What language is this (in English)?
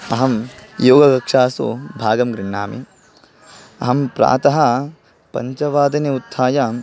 Sanskrit